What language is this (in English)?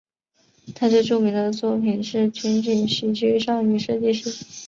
Chinese